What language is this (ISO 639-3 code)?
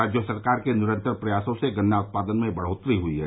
hin